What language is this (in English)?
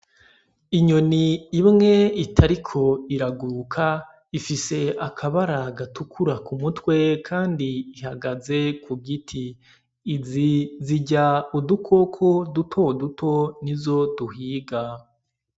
Rundi